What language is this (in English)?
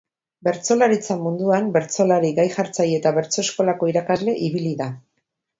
Basque